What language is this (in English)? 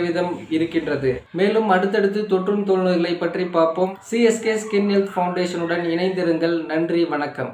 Romanian